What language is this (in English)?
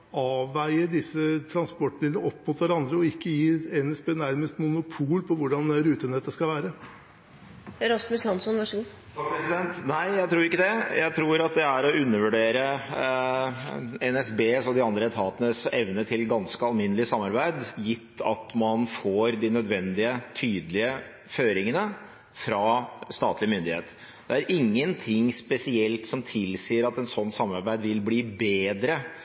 Norwegian Bokmål